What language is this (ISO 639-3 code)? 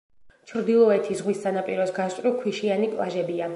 kat